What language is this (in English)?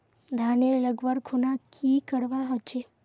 Magahi